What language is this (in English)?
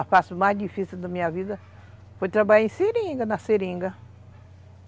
Portuguese